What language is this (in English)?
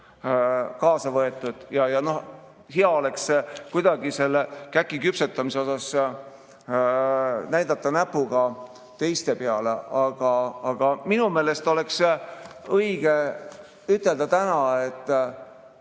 Estonian